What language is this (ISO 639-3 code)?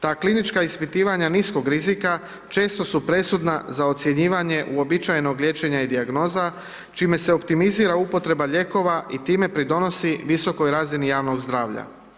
hrv